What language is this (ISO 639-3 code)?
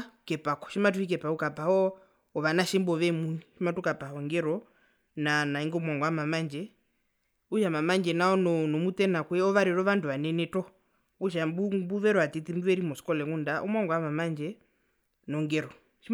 her